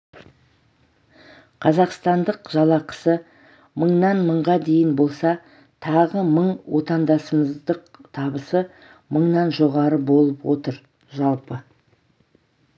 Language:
Kazakh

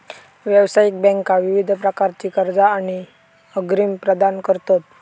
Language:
Marathi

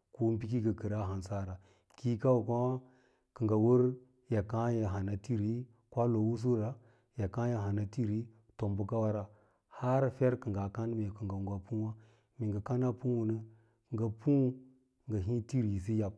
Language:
Lala-Roba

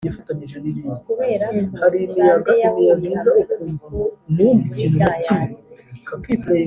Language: Kinyarwanda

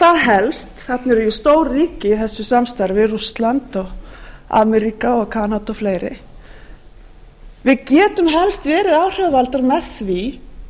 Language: Icelandic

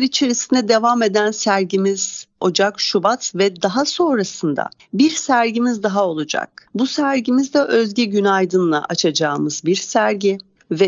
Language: Turkish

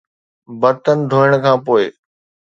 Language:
Sindhi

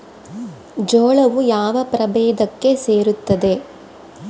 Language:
Kannada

